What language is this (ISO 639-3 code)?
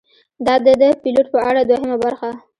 pus